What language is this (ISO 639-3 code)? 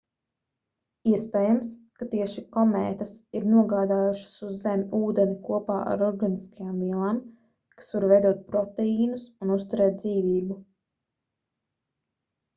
lav